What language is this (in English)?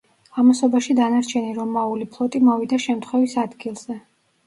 Georgian